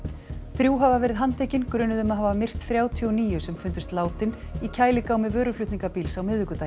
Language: Icelandic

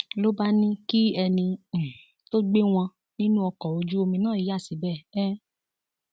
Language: Yoruba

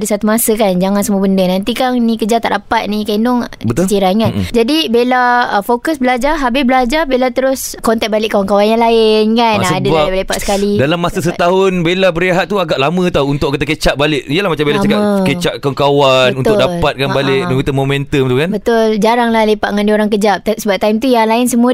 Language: Malay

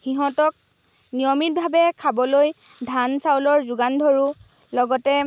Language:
Assamese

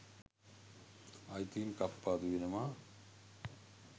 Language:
Sinhala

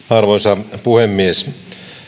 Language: Finnish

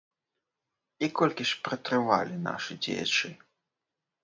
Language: Belarusian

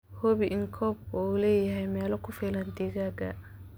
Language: Somali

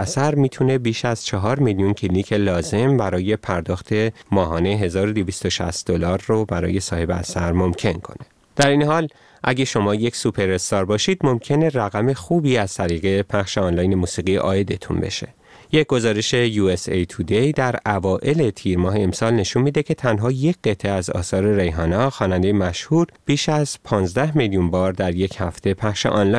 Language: Persian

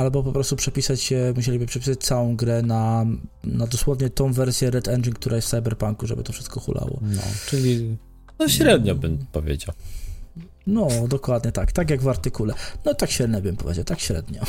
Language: Polish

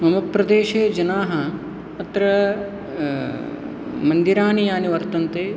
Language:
Sanskrit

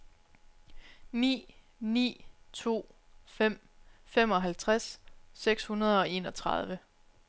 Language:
Danish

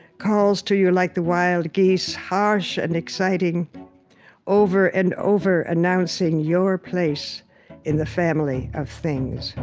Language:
English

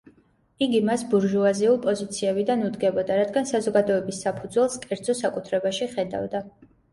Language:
Georgian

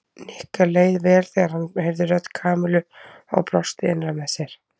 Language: Icelandic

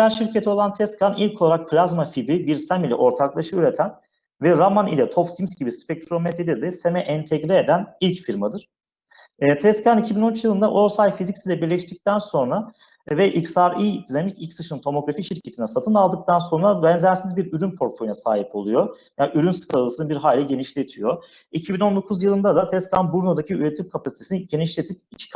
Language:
Turkish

